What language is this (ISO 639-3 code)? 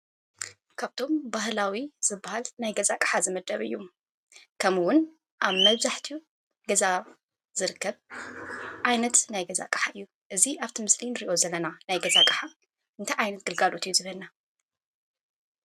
tir